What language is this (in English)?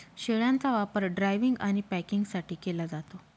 Marathi